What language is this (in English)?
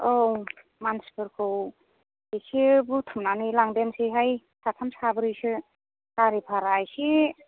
Bodo